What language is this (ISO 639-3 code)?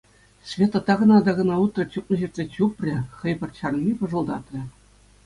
chv